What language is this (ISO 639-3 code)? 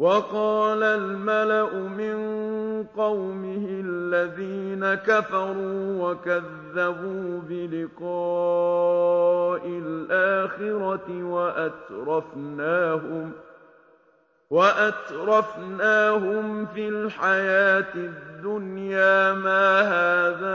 ara